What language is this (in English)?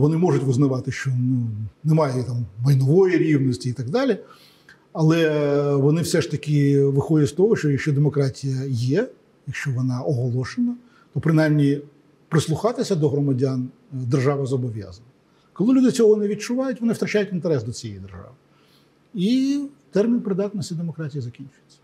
Ukrainian